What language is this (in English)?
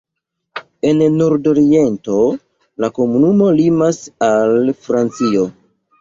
Esperanto